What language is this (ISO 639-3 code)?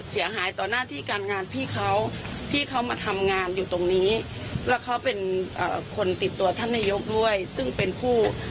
tha